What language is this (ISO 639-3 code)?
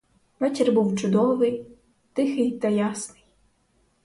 ukr